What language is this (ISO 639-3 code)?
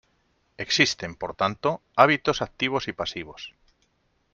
spa